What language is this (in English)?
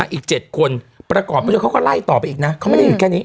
Thai